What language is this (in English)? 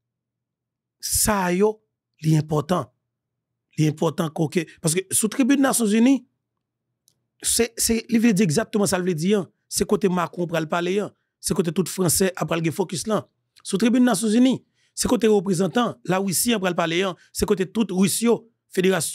French